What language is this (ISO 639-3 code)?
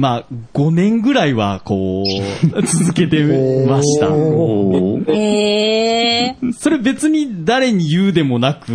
jpn